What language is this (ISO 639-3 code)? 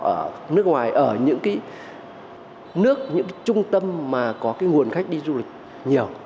vie